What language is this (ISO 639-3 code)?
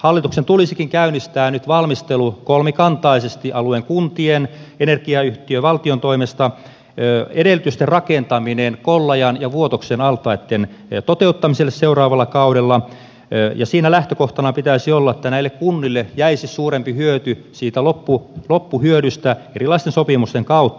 fin